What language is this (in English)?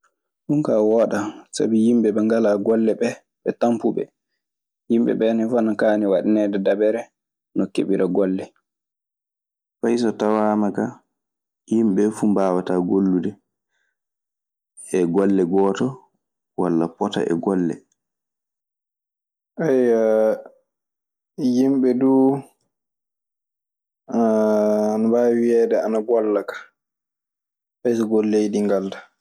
Maasina Fulfulde